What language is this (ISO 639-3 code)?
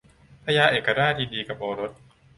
tha